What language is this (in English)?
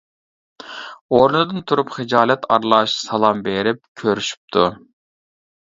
Uyghur